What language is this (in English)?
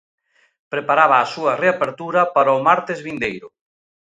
Galician